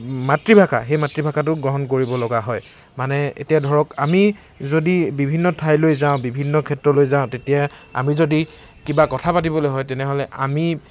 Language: Assamese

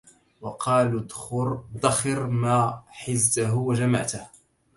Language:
Arabic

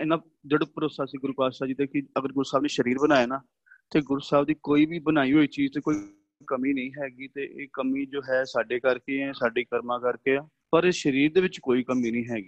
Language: Punjabi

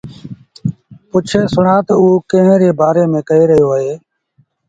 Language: Sindhi Bhil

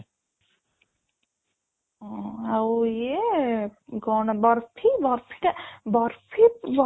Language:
Odia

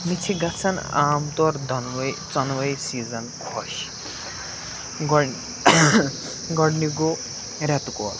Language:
Kashmiri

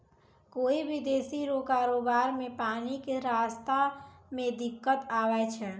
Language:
Maithili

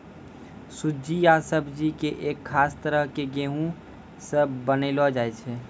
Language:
Maithili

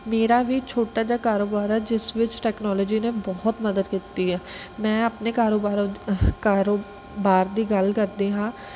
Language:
Punjabi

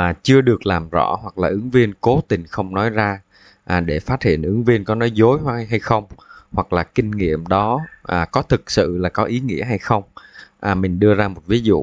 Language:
Vietnamese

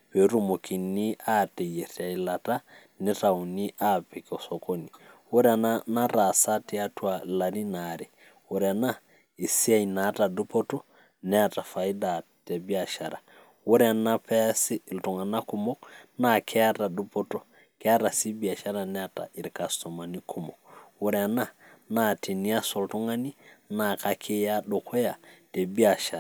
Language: Masai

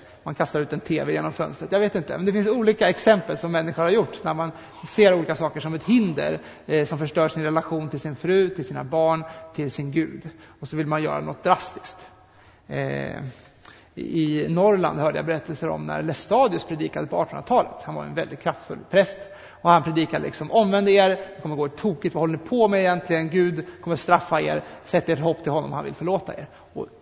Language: Swedish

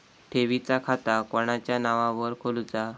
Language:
Marathi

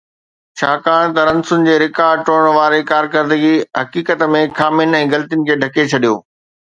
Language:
Sindhi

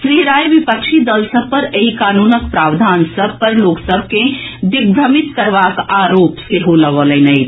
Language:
Maithili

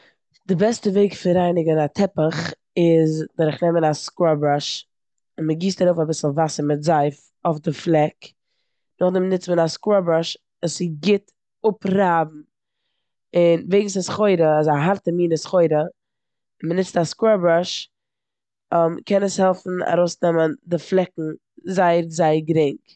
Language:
Yiddish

